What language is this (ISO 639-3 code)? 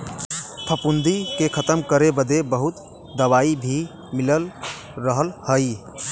bho